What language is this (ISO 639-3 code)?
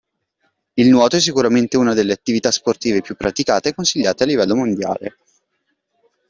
ita